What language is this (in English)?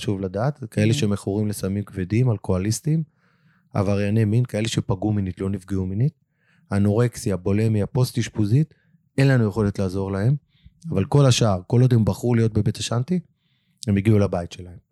Hebrew